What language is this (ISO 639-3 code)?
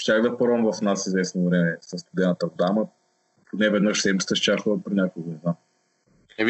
bul